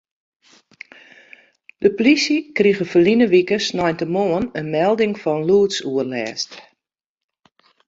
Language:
Western Frisian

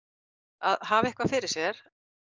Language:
Icelandic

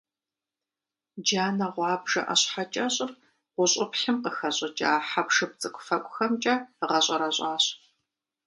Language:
Kabardian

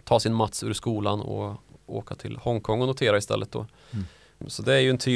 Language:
Swedish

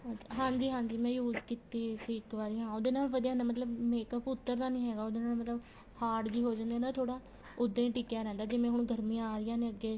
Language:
Punjabi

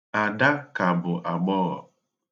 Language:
Igbo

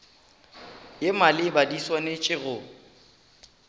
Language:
Northern Sotho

